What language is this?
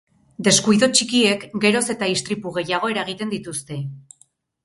Basque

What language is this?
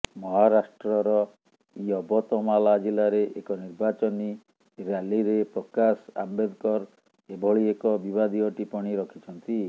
Odia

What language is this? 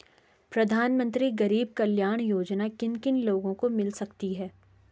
Hindi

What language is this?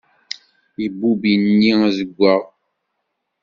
Kabyle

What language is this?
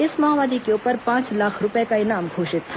Hindi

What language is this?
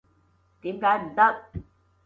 Cantonese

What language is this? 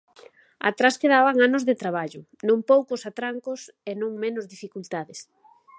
Galician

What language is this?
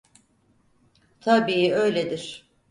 Turkish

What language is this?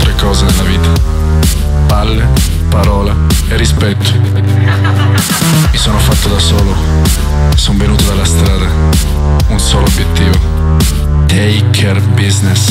Italian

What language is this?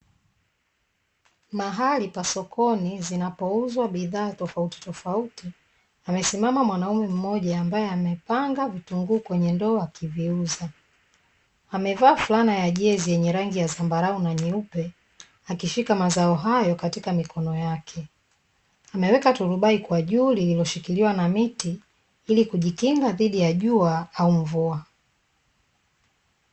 Swahili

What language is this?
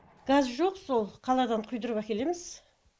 Kazakh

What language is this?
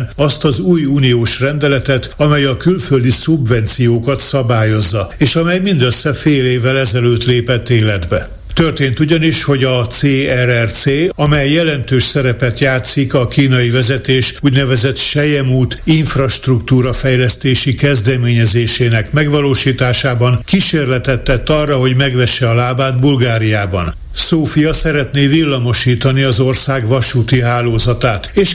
Hungarian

